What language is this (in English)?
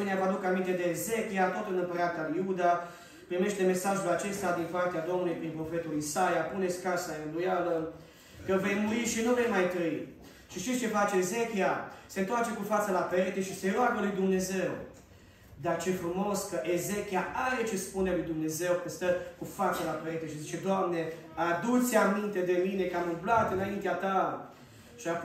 Romanian